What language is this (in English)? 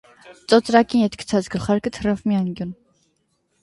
Armenian